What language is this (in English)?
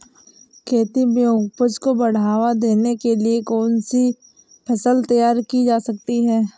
Hindi